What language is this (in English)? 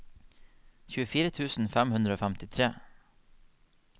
Norwegian